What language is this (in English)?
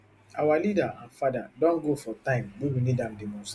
Nigerian Pidgin